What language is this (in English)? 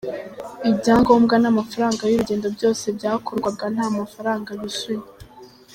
Kinyarwanda